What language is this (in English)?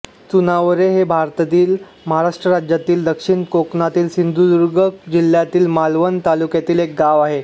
Marathi